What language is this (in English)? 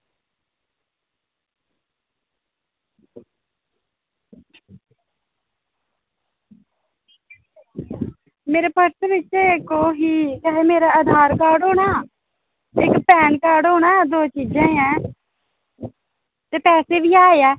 Dogri